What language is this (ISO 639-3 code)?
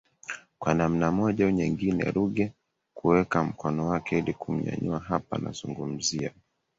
swa